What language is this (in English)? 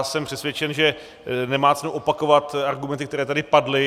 Czech